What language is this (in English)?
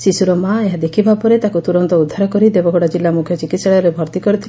Odia